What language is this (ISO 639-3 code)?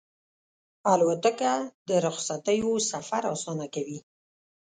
pus